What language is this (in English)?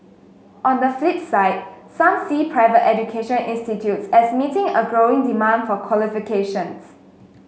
English